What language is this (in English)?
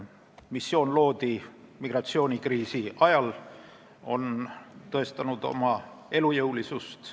Estonian